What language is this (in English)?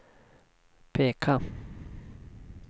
Swedish